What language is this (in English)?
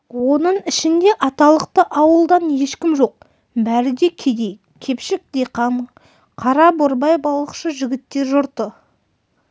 Kazakh